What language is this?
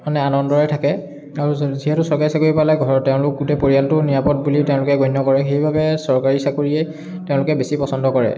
Assamese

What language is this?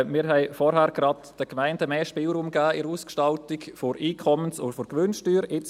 Swiss German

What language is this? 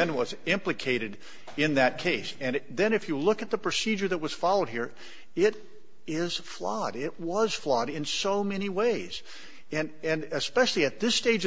English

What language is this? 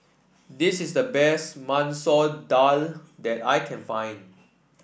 English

